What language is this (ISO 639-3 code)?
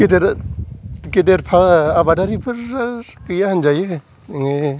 brx